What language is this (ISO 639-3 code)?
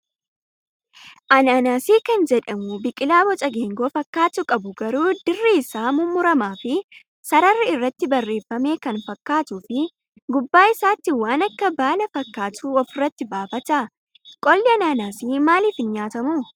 orm